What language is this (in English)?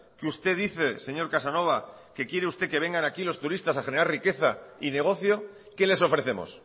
Spanish